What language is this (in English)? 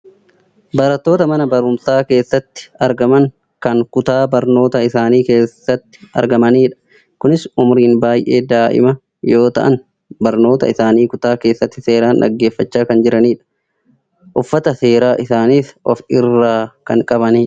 Oromo